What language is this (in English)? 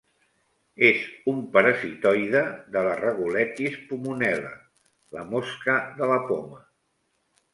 Catalan